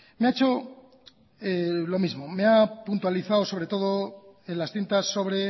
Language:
Spanish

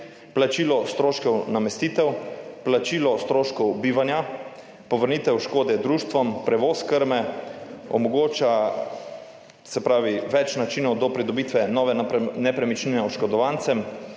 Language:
Slovenian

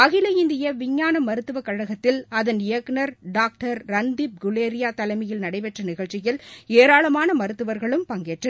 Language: Tamil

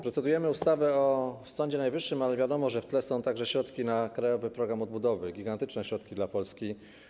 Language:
Polish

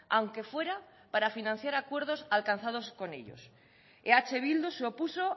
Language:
Spanish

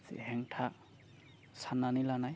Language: Bodo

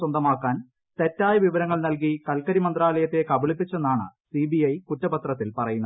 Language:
Malayalam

